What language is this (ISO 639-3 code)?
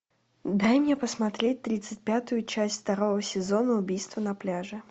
rus